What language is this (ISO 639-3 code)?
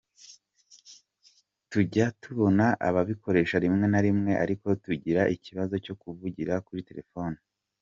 kin